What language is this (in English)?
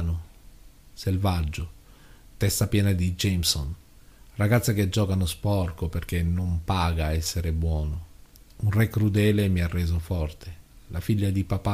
Italian